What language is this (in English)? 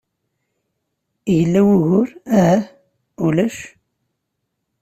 Kabyle